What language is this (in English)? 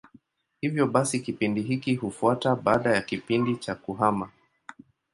Swahili